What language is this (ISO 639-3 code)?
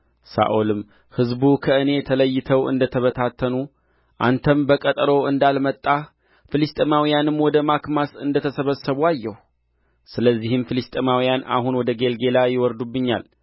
amh